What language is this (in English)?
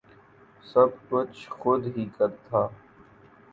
Urdu